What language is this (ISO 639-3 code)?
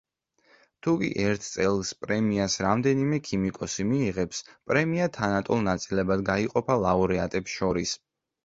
kat